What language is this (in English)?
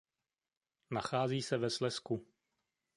Czech